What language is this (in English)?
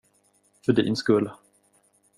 Swedish